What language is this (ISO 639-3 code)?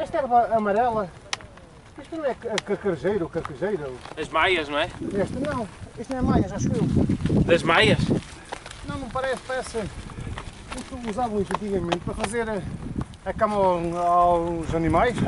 por